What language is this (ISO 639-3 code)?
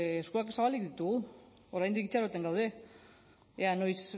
eus